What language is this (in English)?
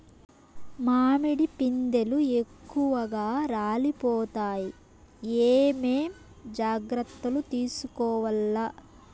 Telugu